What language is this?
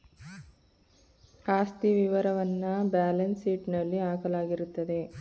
Kannada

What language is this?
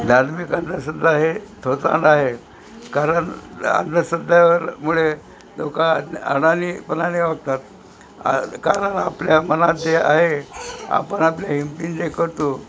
Marathi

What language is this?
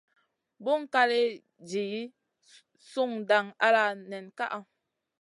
Masana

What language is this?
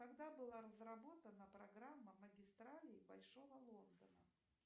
Russian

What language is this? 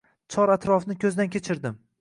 Uzbek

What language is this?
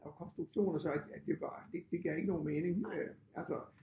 Danish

